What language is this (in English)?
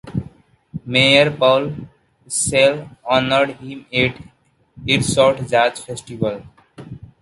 English